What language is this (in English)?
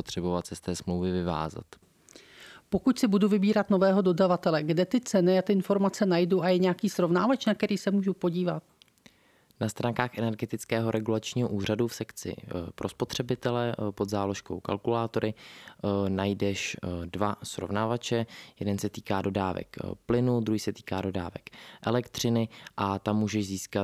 Czech